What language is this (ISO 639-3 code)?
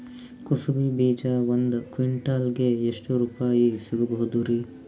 kan